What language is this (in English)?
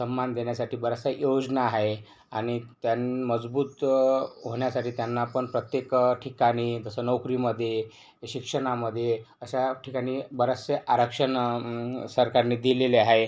Marathi